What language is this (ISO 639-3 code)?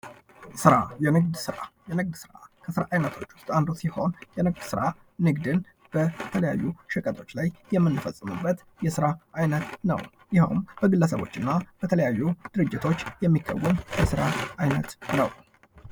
amh